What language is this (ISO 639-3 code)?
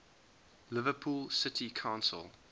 eng